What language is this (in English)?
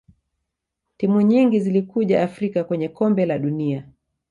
Swahili